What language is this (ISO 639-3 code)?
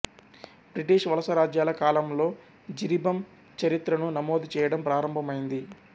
tel